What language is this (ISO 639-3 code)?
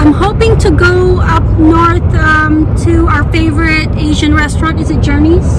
eng